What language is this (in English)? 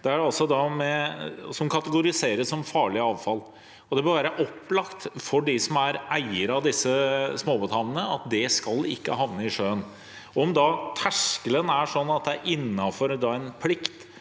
Norwegian